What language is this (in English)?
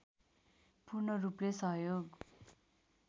Nepali